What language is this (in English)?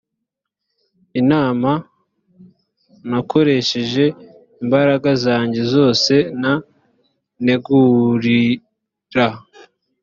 Kinyarwanda